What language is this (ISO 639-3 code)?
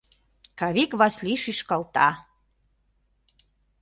chm